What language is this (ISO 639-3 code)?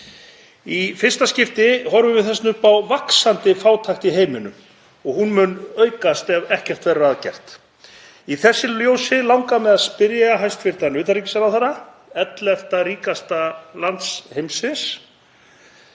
isl